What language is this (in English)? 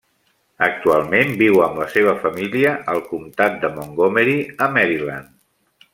Catalan